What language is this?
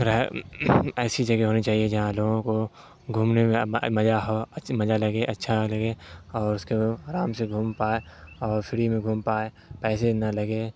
Urdu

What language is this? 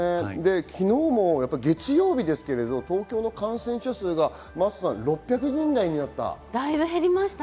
Japanese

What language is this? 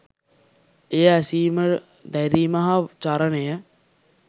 Sinhala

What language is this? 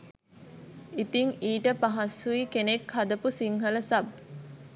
Sinhala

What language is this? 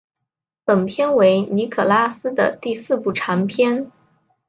Chinese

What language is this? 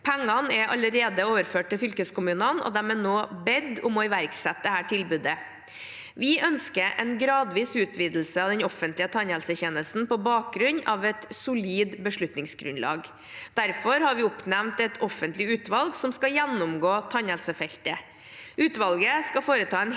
Norwegian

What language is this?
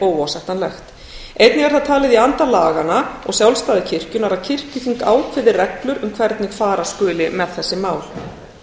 Icelandic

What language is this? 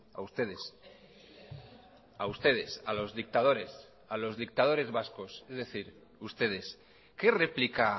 Spanish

